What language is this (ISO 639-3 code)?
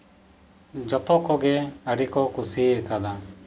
sat